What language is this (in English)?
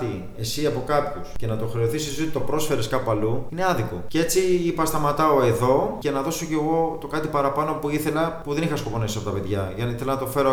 Greek